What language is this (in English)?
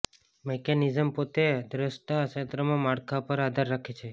Gujarati